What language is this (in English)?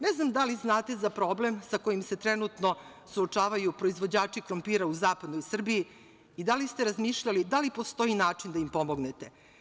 Serbian